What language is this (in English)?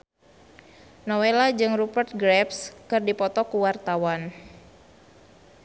Sundanese